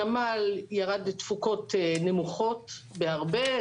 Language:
Hebrew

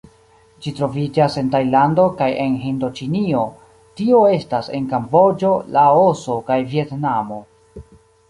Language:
Esperanto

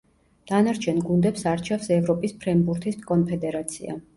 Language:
Georgian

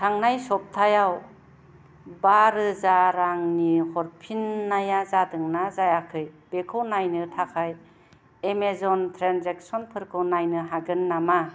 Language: Bodo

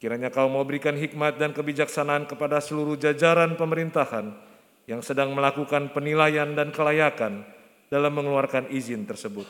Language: Indonesian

